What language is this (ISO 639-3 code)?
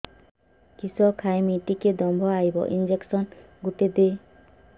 ori